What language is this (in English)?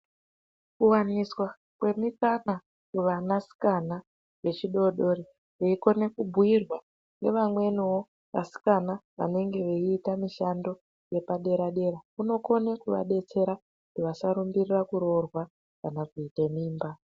Ndau